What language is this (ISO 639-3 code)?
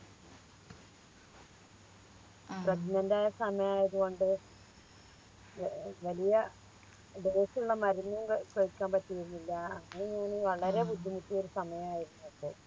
mal